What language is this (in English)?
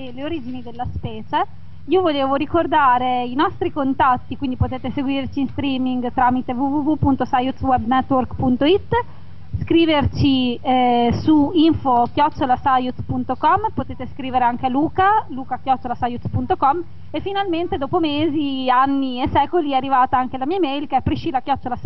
Italian